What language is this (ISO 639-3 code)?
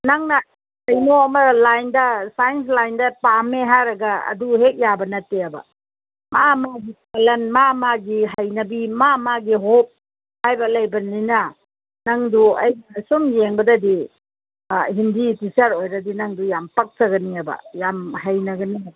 mni